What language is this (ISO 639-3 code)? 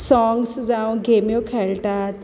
kok